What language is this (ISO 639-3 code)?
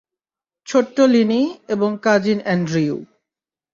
ben